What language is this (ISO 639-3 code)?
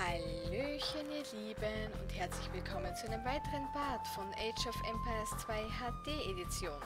deu